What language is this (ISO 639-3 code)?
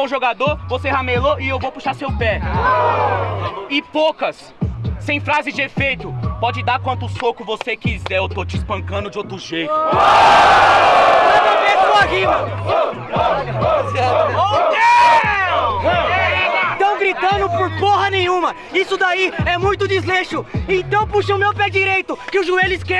por